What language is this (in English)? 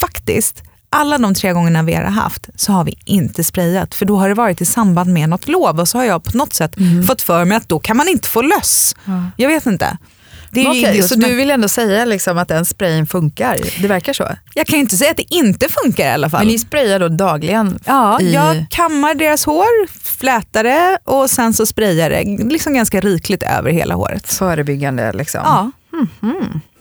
Swedish